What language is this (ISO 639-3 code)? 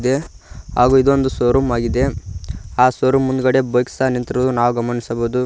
kan